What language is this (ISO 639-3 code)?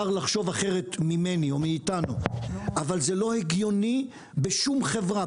heb